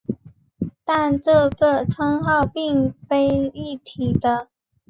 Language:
Chinese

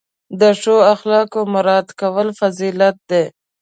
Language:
Pashto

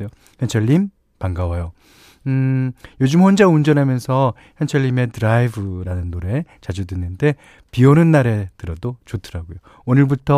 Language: Korean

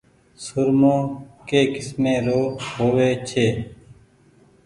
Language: Goaria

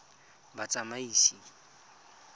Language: Tswana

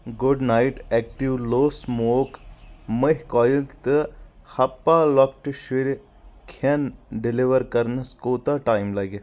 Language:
Kashmiri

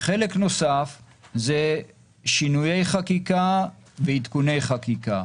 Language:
Hebrew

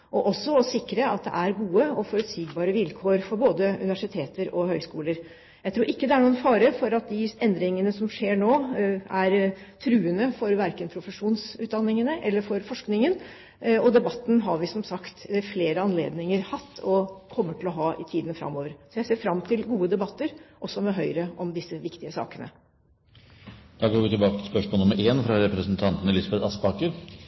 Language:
Norwegian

